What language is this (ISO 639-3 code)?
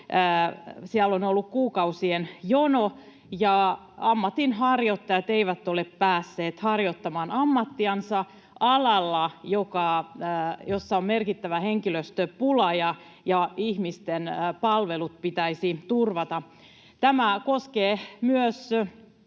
fin